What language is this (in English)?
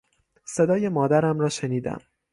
Persian